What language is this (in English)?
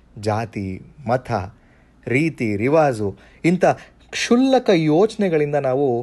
Kannada